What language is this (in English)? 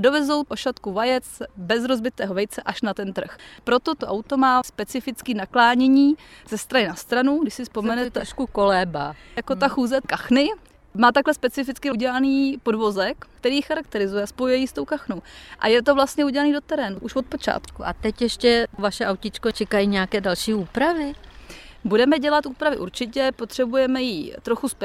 Czech